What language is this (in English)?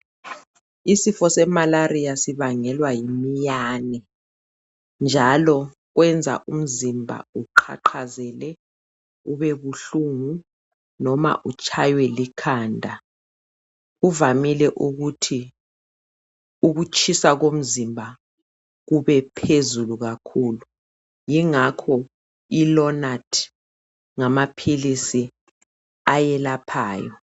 North Ndebele